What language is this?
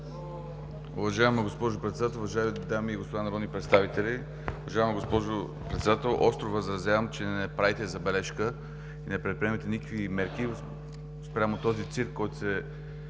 Bulgarian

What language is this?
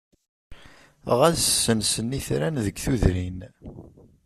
Kabyle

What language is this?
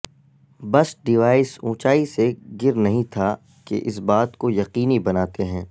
Urdu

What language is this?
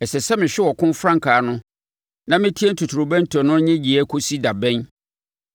Akan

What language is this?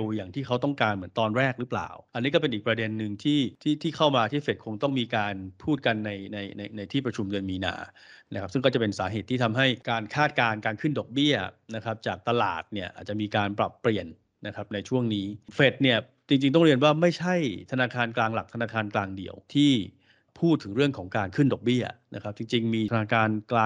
Thai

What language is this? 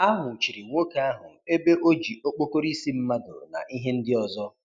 Igbo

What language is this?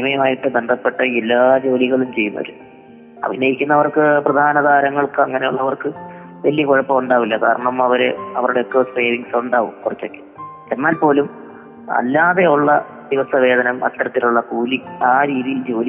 Malayalam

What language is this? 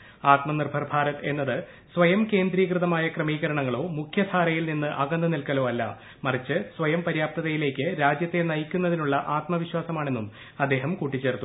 Malayalam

